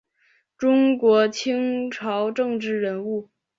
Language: Chinese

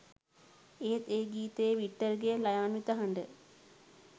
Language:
Sinhala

